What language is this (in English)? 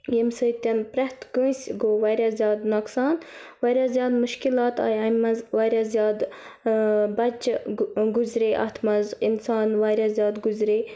Kashmiri